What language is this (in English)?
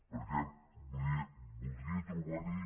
Catalan